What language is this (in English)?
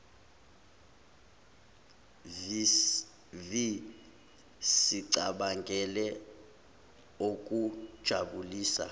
Zulu